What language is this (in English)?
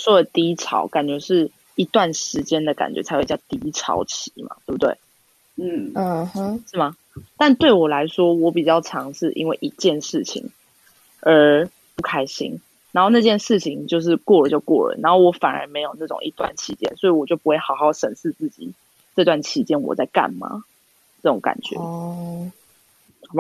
Chinese